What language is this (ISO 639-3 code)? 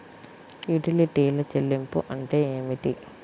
tel